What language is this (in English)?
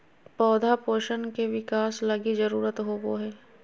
Magahi